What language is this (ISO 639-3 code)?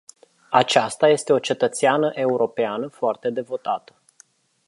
ron